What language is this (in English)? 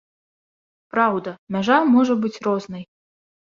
Belarusian